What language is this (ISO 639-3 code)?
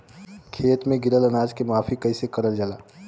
bho